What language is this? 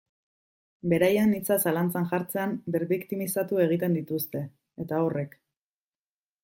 Basque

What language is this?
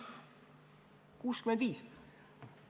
Estonian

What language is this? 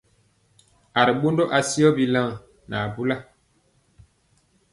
Mpiemo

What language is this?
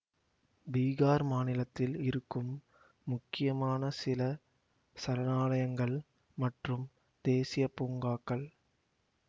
Tamil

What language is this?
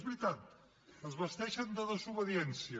Catalan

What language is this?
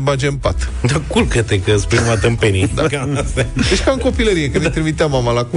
Romanian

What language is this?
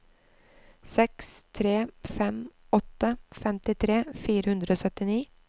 Norwegian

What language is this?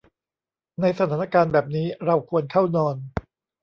Thai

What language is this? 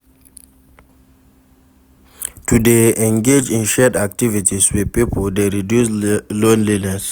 Nigerian Pidgin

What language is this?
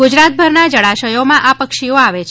Gujarati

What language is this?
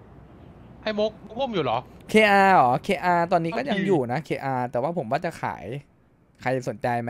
Thai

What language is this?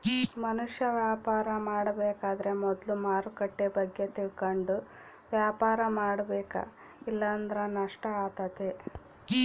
Kannada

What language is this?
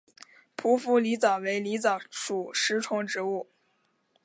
Chinese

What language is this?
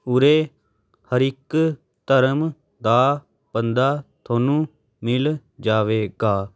Punjabi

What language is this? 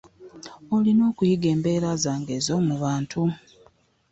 Ganda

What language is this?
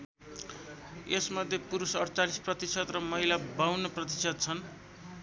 Nepali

